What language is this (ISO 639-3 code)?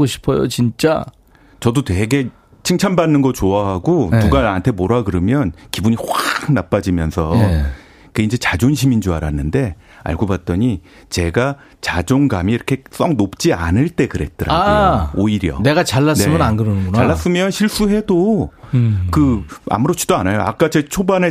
kor